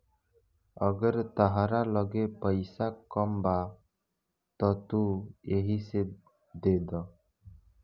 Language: Bhojpuri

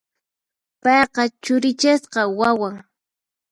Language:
Puno Quechua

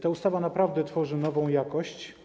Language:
Polish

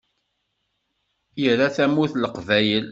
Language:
Kabyle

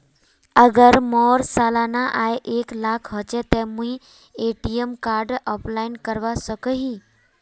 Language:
Magahi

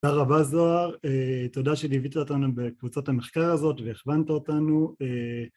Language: Hebrew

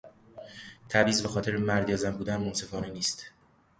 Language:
Persian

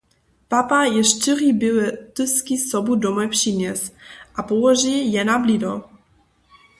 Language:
Upper Sorbian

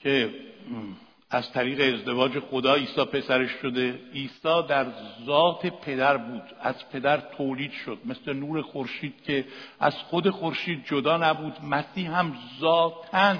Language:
Persian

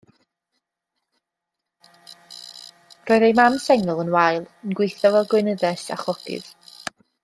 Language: Welsh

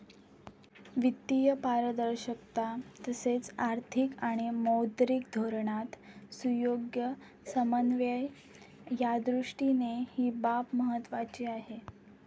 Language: Marathi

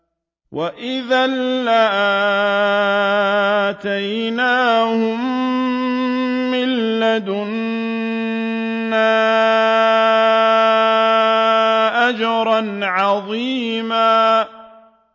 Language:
Arabic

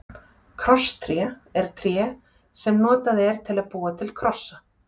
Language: Icelandic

